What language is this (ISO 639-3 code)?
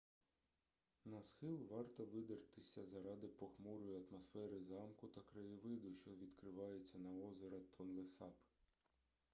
ukr